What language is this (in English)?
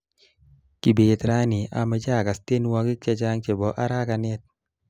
Kalenjin